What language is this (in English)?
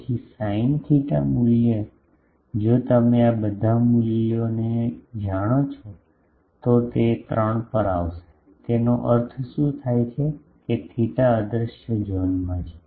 Gujarati